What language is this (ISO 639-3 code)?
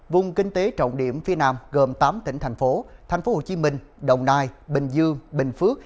vie